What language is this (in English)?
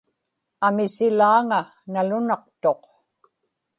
Inupiaq